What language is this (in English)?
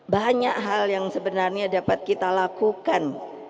Indonesian